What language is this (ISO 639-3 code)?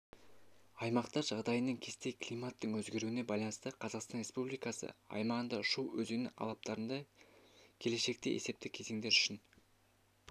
kaz